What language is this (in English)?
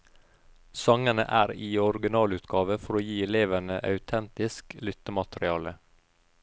Norwegian